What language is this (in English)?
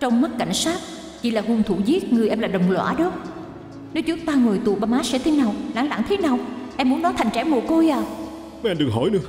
Vietnamese